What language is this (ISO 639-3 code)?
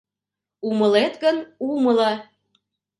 chm